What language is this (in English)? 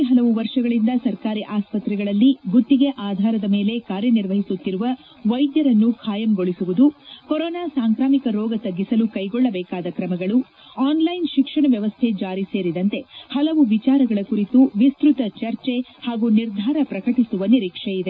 Kannada